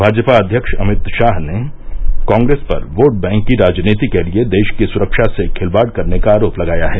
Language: Hindi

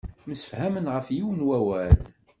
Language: Kabyle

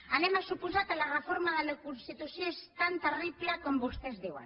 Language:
Catalan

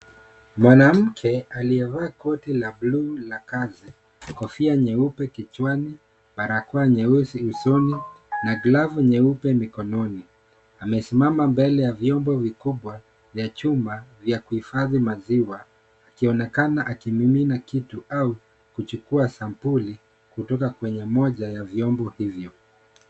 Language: Swahili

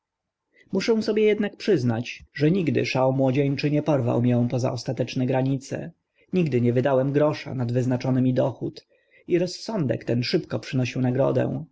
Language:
Polish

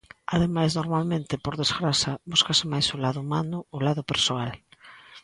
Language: Galician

